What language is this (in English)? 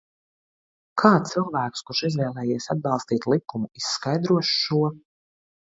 Latvian